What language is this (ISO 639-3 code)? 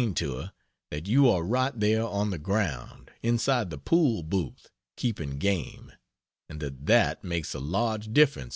eng